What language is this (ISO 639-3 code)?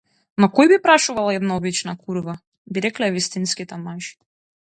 mkd